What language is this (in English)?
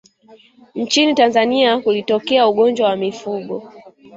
Swahili